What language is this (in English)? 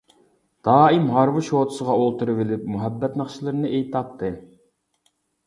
Uyghur